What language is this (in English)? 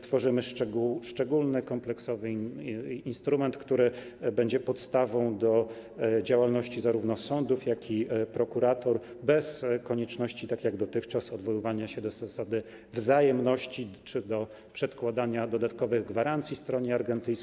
Polish